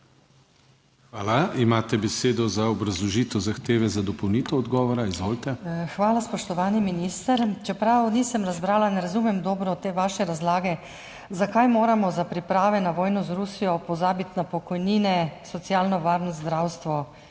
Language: Slovenian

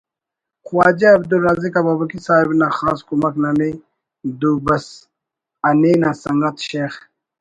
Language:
Brahui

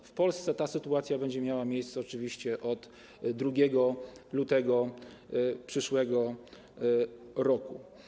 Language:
Polish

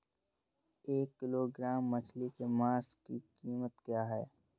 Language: Hindi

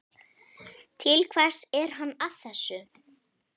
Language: Icelandic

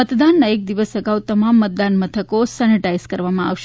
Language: Gujarati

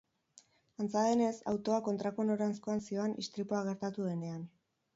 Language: Basque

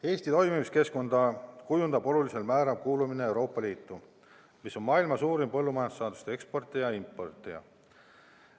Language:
Estonian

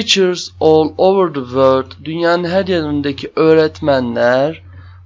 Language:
Turkish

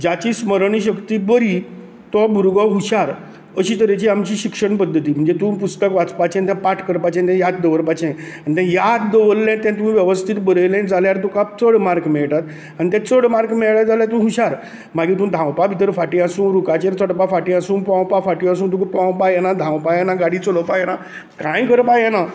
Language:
Konkani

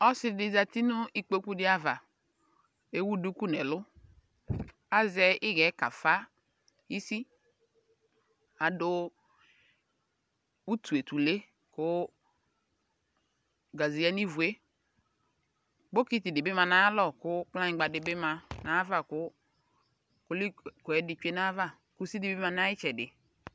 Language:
Ikposo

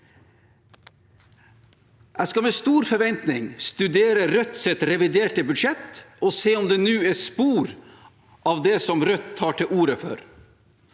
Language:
Norwegian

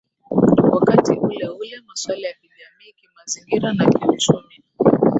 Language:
Swahili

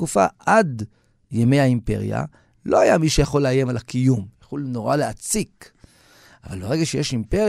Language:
Hebrew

